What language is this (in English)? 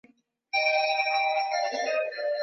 Swahili